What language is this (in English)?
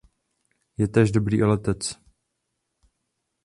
Czech